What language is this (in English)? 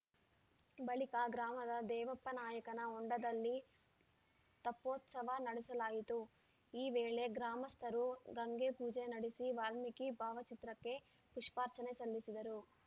Kannada